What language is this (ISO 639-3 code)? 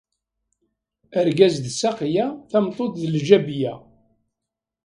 kab